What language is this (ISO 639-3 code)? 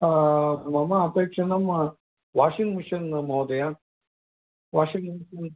san